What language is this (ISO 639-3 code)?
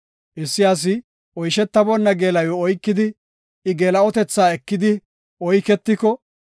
gof